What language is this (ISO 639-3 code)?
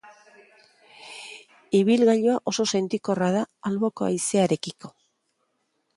eus